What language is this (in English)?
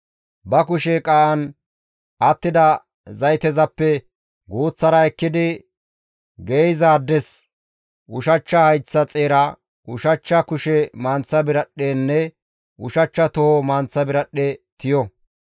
Gamo